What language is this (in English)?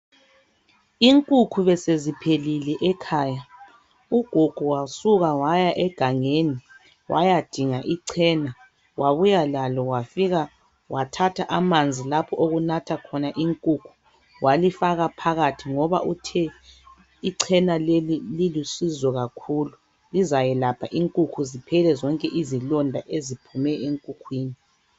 North Ndebele